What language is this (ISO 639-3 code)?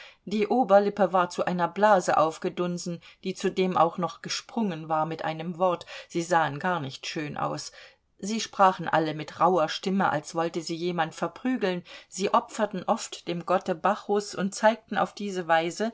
deu